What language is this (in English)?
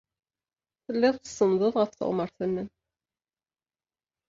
Kabyle